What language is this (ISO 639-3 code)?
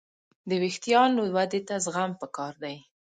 pus